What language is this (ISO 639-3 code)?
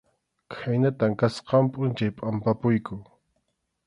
qxu